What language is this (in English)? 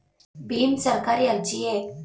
Kannada